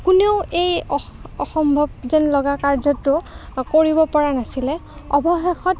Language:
Assamese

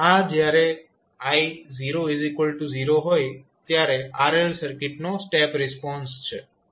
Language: Gujarati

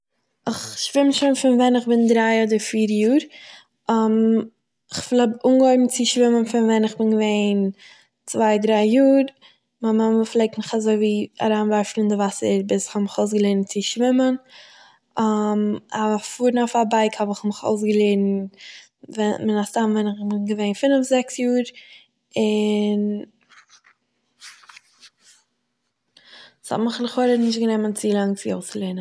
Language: Yiddish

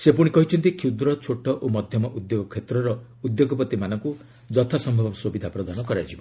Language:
Odia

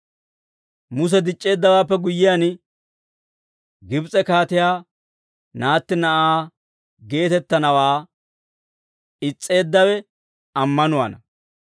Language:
Dawro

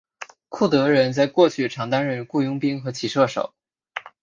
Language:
Chinese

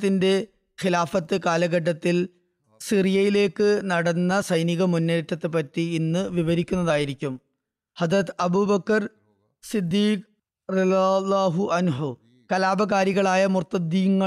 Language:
Malayalam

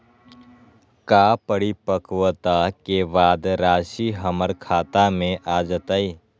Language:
Magahi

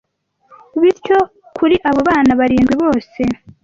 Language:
Kinyarwanda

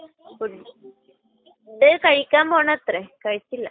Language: Malayalam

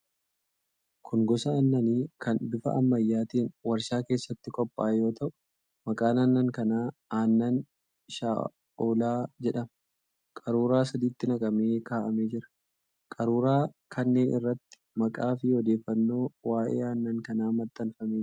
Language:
Oromo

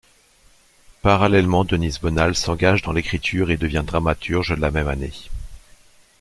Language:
French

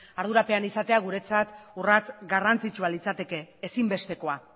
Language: Basque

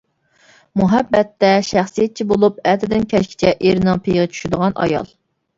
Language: Uyghur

